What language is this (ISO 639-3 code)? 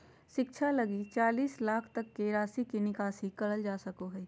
mag